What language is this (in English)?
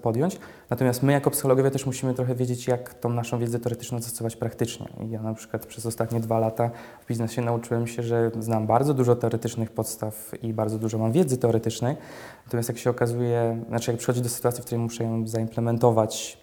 Polish